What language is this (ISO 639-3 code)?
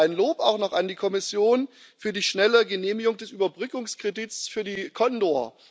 deu